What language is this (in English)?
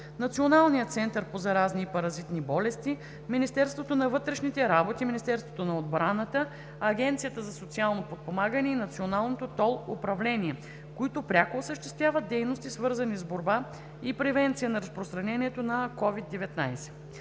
Bulgarian